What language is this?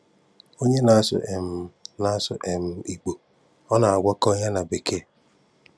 Igbo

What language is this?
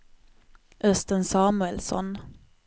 Swedish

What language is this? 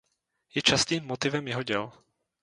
Czech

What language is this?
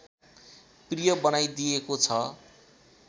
Nepali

